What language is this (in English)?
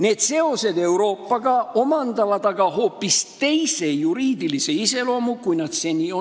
Estonian